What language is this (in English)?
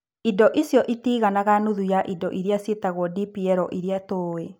Kikuyu